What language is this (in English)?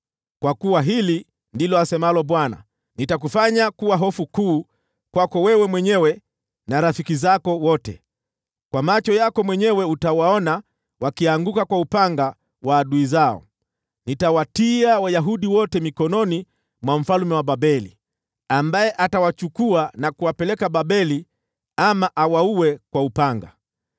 Swahili